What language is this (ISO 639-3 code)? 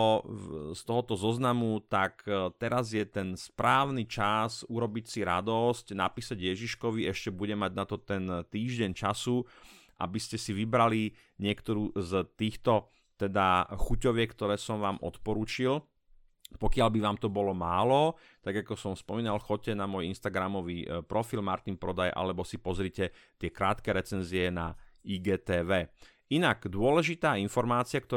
slk